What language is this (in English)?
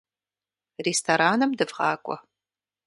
Kabardian